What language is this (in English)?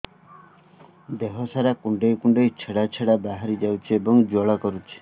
Odia